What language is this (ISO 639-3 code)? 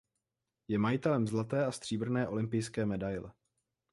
ces